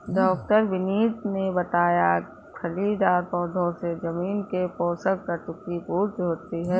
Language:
Hindi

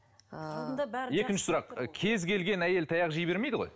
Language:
Kazakh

